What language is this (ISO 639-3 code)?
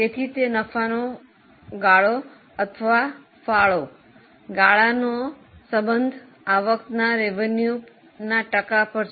guj